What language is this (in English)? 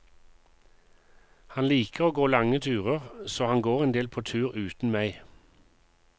Norwegian